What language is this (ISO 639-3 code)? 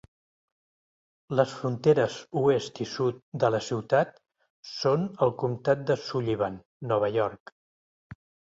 cat